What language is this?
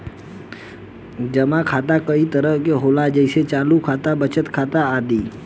Bhojpuri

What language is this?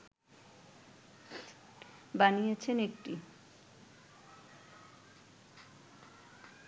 Bangla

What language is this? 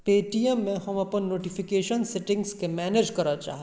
Maithili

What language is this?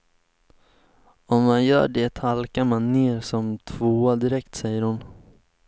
Swedish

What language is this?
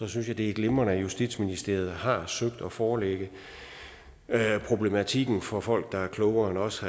Danish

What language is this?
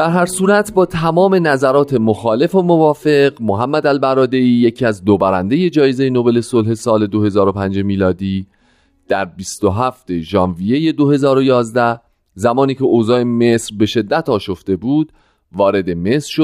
Persian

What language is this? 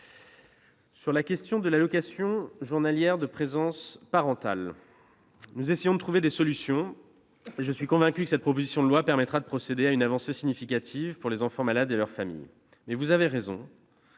French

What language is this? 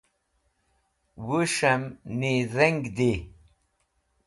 Wakhi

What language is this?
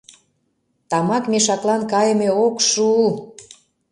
Mari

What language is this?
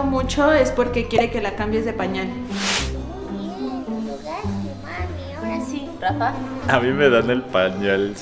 Spanish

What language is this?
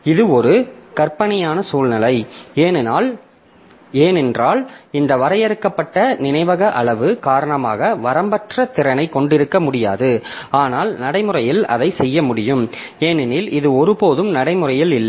Tamil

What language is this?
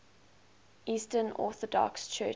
English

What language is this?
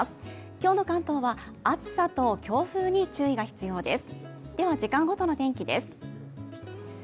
Japanese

